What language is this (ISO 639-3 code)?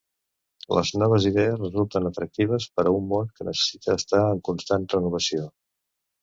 cat